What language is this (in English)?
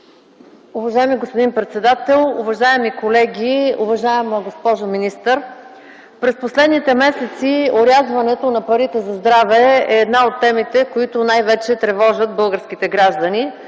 Bulgarian